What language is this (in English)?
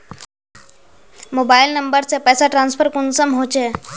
Magahi